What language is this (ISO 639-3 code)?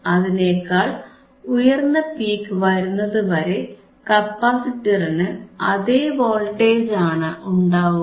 mal